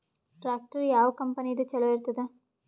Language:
Kannada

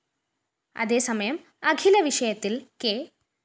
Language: Malayalam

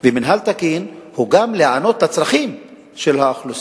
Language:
Hebrew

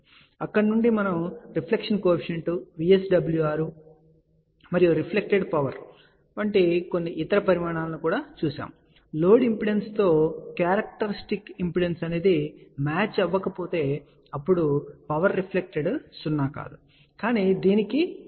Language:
Telugu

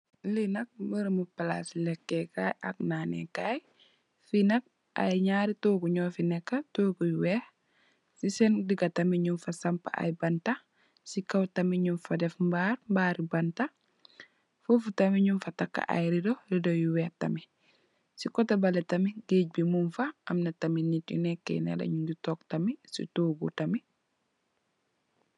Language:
Wolof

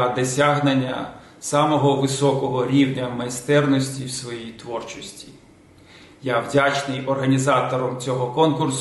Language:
Ukrainian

